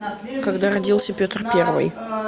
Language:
Russian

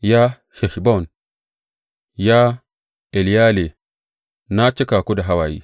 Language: Hausa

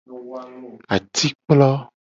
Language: Gen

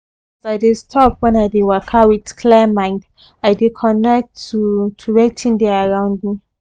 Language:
Nigerian Pidgin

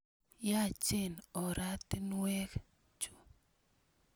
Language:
Kalenjin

